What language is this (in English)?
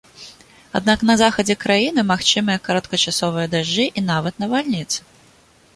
Belarusian